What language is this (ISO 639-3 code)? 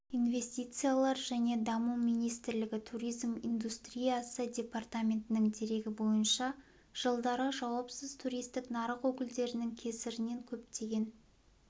kaz